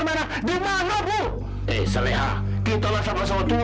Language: Indonesian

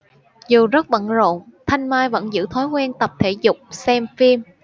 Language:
Vietnamese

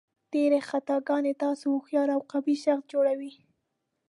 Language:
Pashto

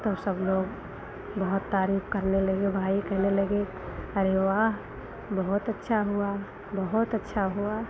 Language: Hindi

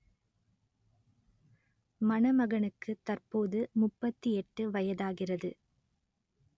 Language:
Tamil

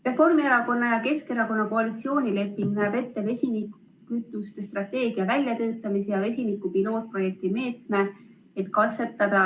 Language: Estonian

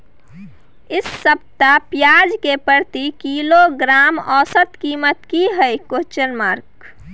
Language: Maithili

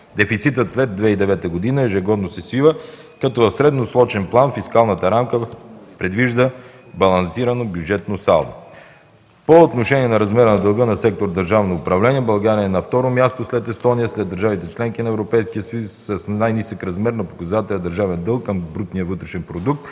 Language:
Bulgarian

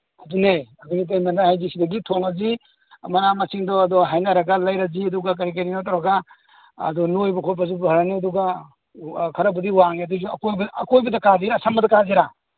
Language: Manipuri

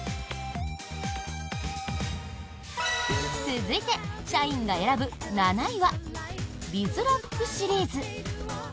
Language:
Japanese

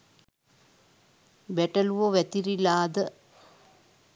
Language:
Sinhala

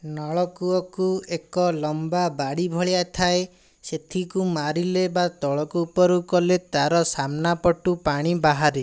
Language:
Odia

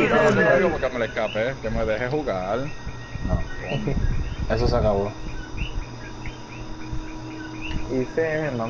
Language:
Spanish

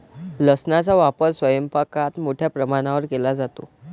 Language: Marathi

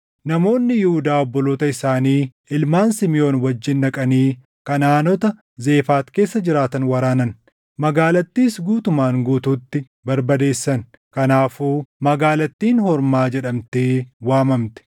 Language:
Oromo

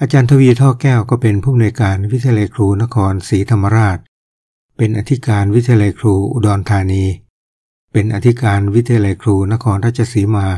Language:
Thai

